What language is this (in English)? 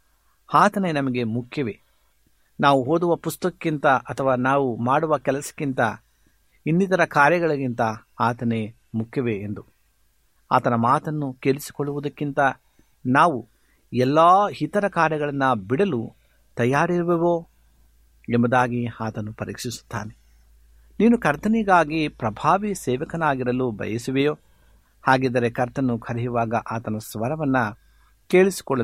Kannada